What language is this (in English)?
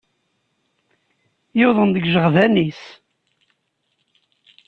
Kabyle